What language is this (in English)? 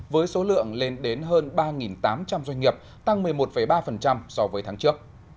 Vietnamese